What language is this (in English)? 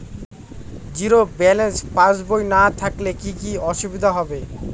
Bangla